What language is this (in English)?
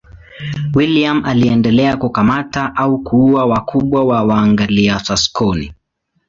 Swahili